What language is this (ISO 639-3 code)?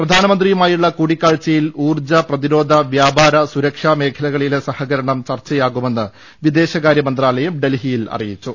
mal